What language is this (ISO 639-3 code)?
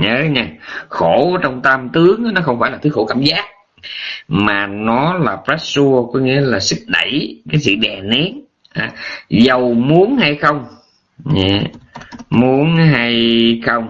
vie